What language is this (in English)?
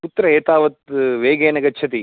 Sanskrit